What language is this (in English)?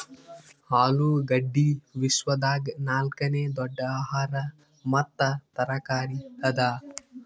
Kannada